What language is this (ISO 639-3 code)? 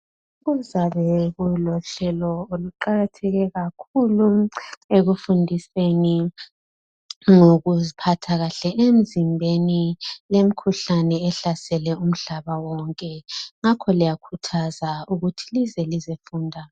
nde